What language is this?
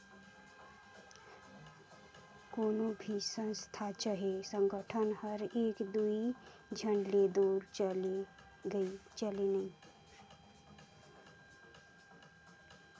Chhattisgarhi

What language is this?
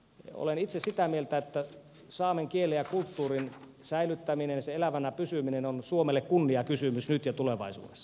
Finnish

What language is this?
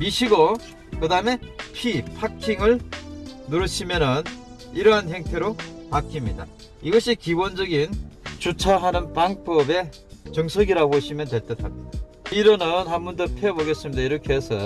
Korean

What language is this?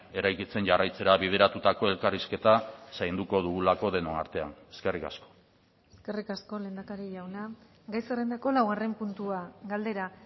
Basque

